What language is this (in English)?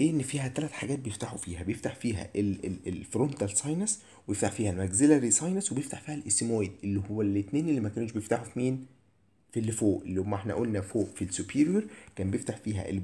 Arabic